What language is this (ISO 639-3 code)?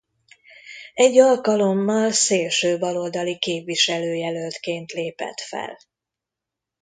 hun